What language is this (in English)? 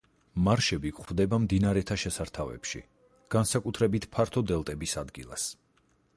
Georgian